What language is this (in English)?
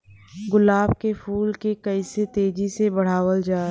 Bhojpuri